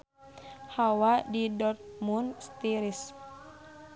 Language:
Sundanese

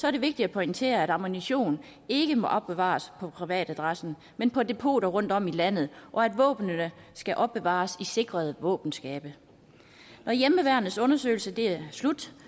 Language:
Danish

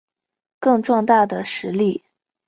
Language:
Chinese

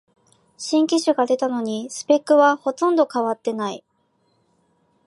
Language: Japanese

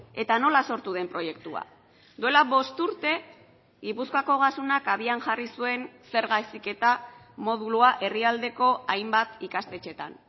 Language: Basque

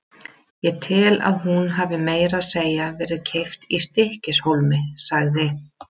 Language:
Icelandic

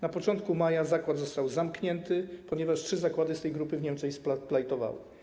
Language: Polish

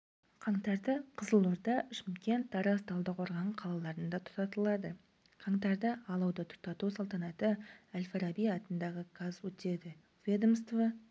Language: Kazakh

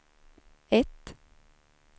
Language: Swedish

